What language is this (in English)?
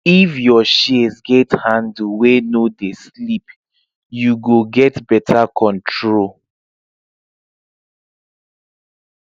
Nigerian Pidgin